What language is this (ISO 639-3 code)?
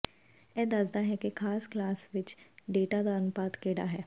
pan